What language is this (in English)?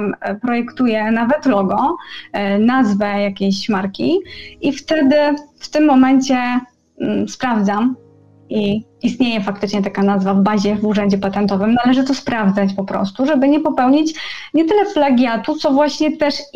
Polish